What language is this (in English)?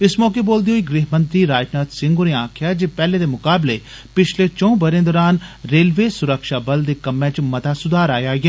Dogri